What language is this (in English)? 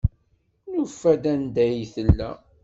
Kabyle